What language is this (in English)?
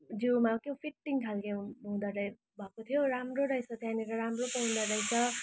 Nepali